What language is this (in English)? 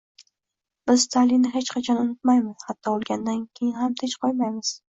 Uzbek